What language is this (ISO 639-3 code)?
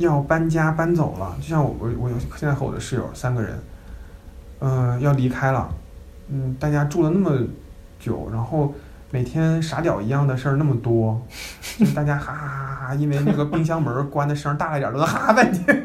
zho